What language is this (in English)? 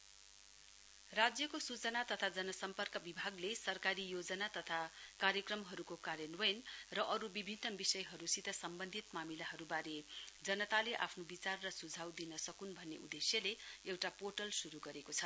Nepali